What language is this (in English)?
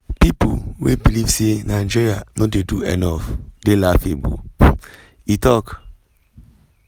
Nigerian Pidgin